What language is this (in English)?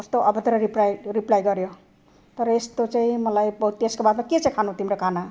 Nepali